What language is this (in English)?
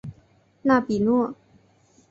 Chinese